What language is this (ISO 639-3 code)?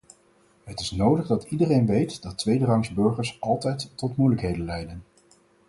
nld